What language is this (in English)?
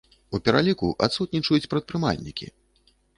Belarusian